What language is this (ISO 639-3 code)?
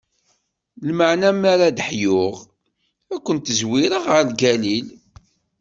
kab